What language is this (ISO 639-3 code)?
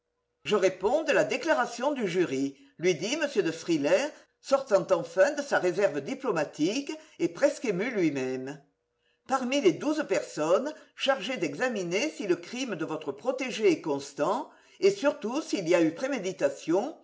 fra